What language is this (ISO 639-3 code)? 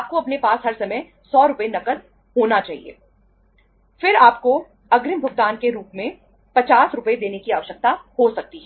hin